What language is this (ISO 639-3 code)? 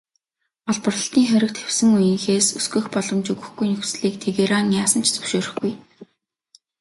mon